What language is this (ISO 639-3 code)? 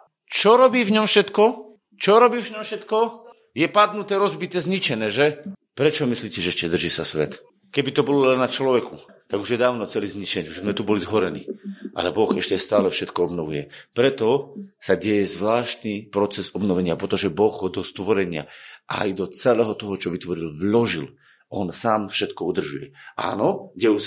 slk